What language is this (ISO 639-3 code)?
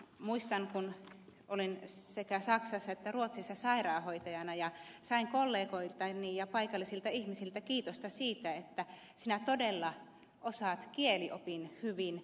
fin